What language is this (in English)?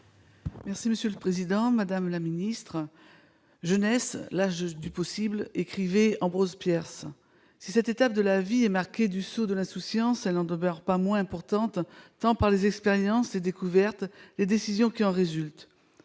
French